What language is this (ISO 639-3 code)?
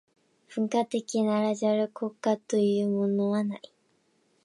jpn